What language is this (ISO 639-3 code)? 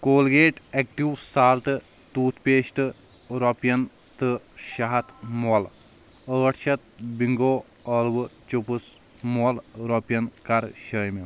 kas